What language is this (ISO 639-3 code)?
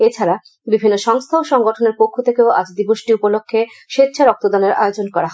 ben